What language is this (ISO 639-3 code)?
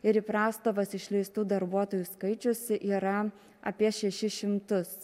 lit